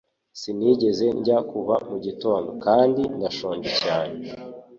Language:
Kinyarwanda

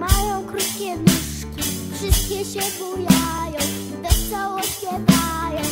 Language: Polish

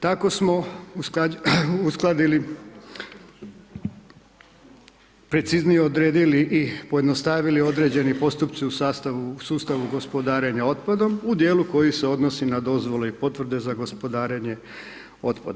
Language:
Croatian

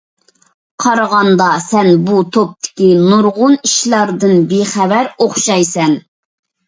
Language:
Uyghur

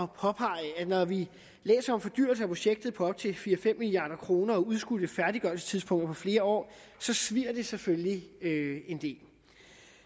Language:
Danish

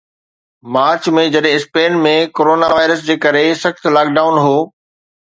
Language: Sindhi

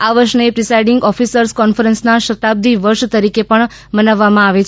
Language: Gujarati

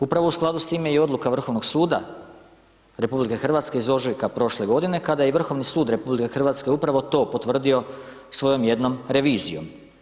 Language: Croatian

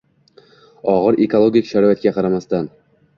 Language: Uzbek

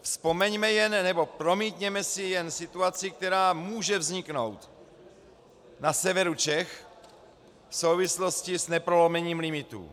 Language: Czech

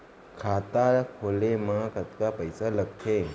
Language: Chhattisgarhi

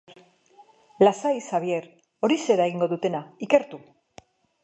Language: Basque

